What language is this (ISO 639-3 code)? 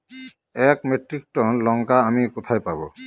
ben